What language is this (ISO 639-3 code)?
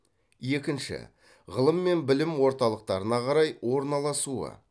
kaz